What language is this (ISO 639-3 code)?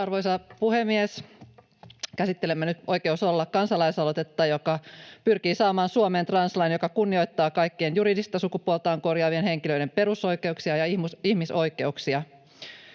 fin